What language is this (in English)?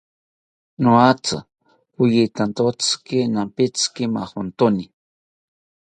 South Ucayali Ashéninka